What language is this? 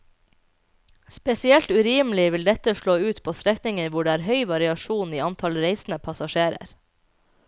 Norwegian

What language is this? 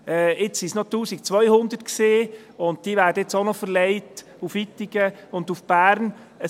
Swiss German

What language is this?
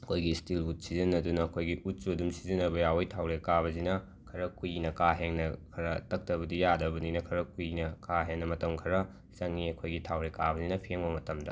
Manipuri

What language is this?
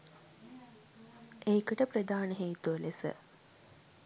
Sinhala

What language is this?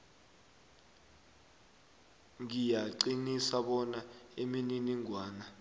South Ndebele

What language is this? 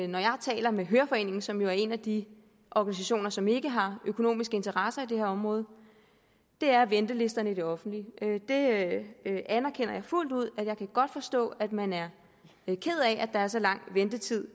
Danish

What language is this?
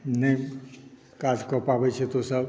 Maithili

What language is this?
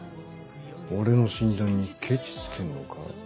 Japanese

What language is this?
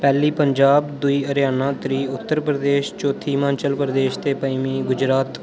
Dogri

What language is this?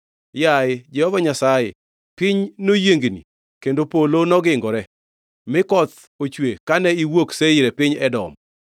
Luo (Kenya and Tanzania)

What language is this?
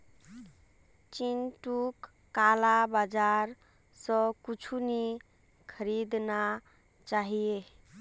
Magahi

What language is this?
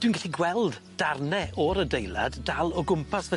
Welsh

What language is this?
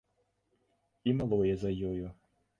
Belarusian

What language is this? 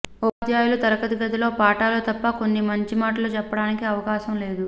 Telugu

